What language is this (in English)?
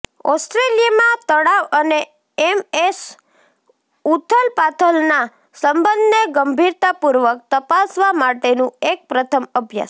Gujarati